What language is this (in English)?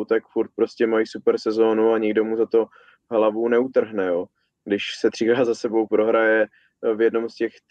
Czech